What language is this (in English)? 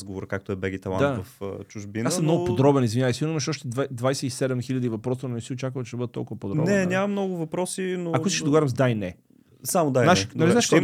Bulgarian